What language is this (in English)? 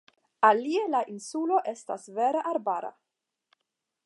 Esperanto